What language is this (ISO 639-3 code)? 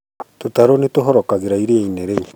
kik